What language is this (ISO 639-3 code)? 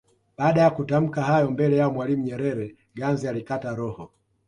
swa